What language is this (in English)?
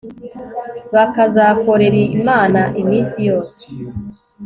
Kinyarwanda